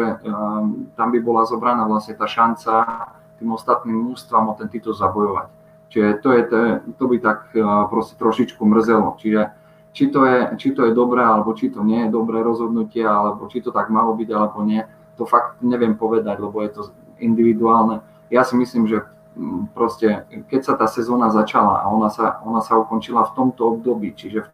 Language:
Slovak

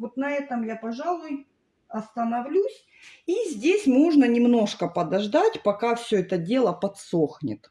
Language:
Russian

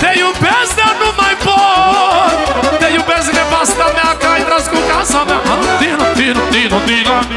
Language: Romanian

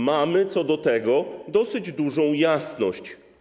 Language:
Polish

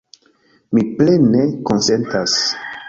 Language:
Esperanto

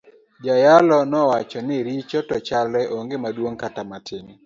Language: Luo (Kenya and Tanzania)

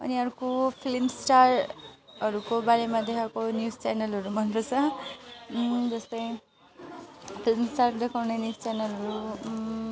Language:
Nepali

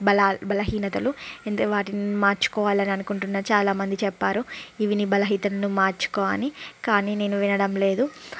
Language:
Telugu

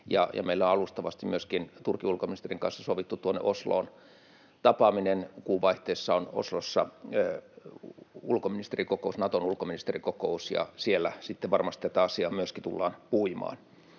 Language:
Finnish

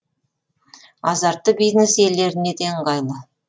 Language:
Kazakh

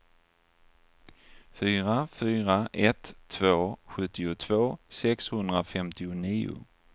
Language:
Swedish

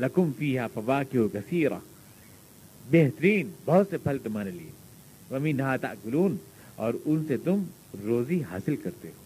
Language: Urdu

